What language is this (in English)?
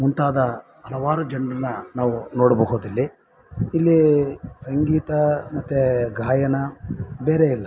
Kannada